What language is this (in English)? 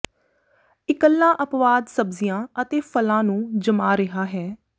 Punjabi